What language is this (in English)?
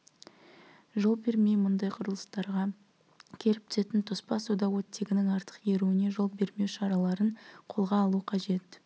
Kazakh